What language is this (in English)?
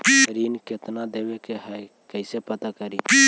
Magahi